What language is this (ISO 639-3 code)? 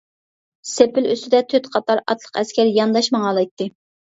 uig